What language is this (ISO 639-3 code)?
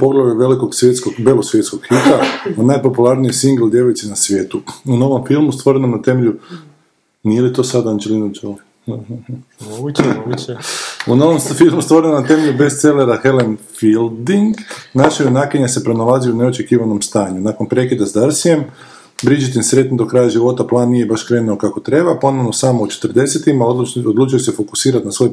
hrv